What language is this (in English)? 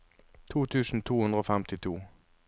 Norwegian